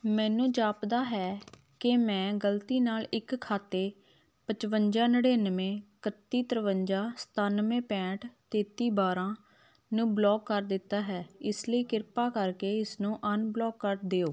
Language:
Punjabi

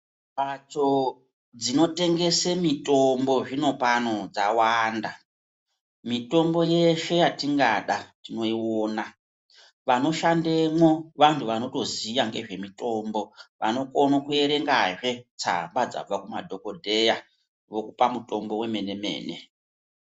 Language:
Ndau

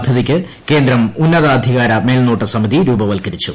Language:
Malayalam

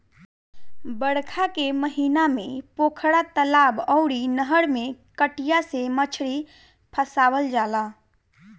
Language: Bhojpuri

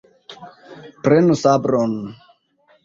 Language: Esperanto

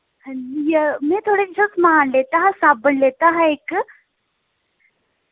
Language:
Dogri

